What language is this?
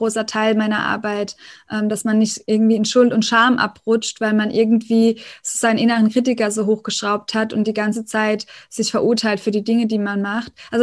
German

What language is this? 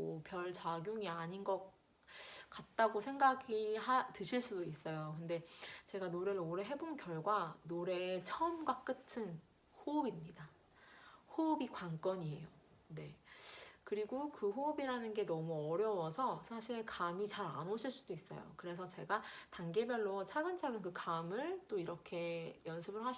Korean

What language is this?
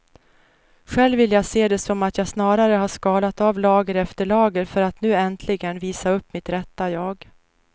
Swedish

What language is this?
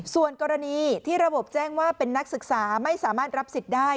Thai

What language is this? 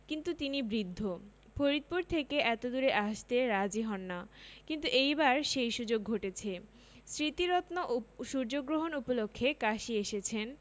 Bangla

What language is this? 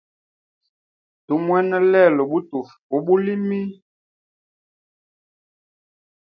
Hemba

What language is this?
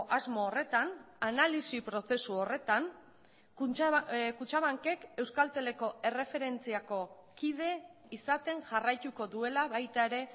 Basque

